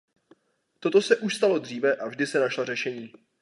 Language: Czech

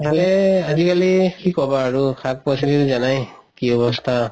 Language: Assamese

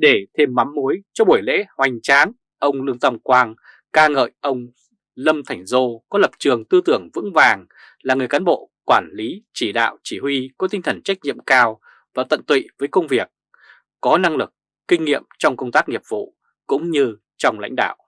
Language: Vietnamese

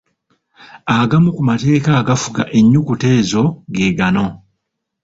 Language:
Ganda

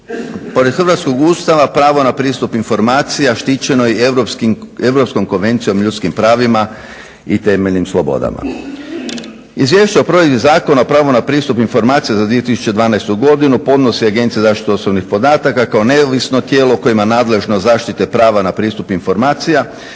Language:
Croatian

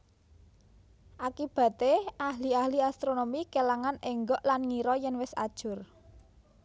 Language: Javanese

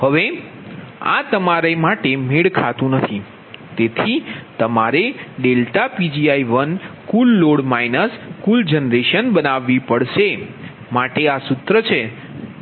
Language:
Gujarati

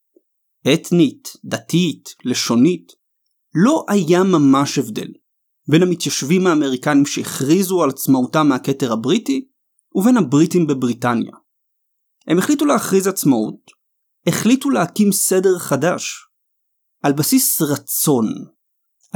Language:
Hebrew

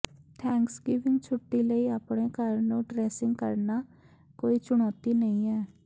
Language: Punjabi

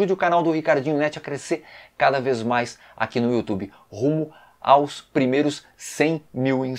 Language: Portuguese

